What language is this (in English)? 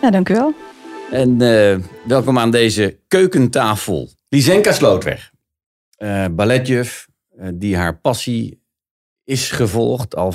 Dutch